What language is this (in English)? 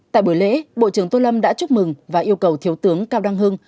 Vietnamese